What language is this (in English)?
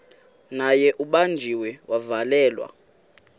Xhosa